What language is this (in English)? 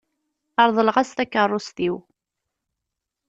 Kabyle